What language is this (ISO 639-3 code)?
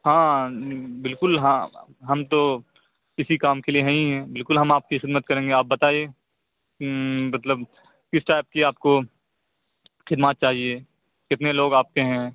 urd